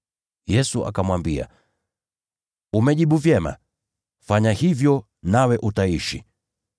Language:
Swahili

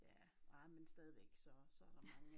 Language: Danish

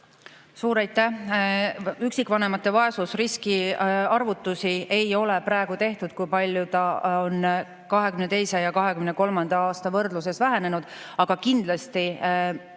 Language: Estonian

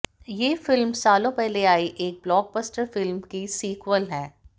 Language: Hindi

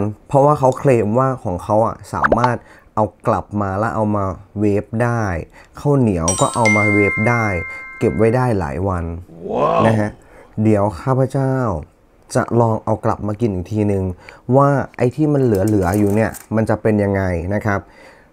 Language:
Thai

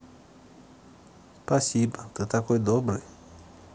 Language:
Russian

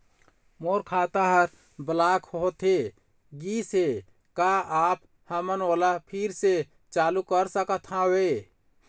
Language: Chhattisgarhi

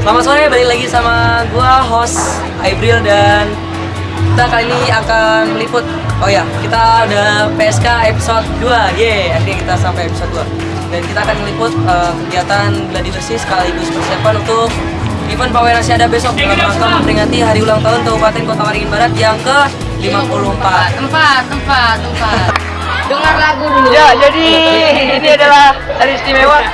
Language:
Indonesian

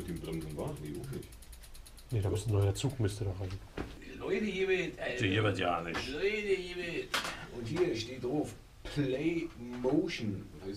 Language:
German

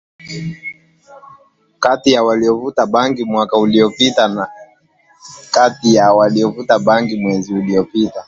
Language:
Swahili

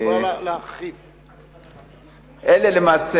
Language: Hebrew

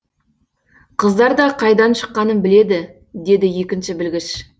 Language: Kazakh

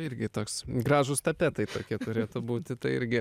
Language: Lithuanian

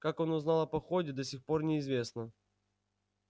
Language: Russian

